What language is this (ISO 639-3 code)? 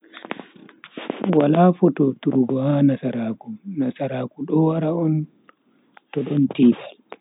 fui